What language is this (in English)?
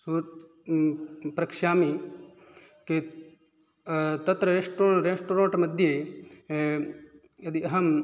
Sanskrit